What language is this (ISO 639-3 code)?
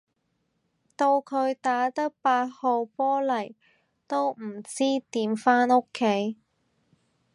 yue